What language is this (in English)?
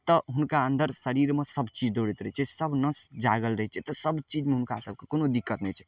Maithili